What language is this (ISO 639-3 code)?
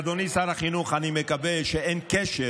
heb